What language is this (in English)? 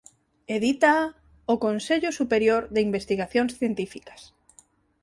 Galician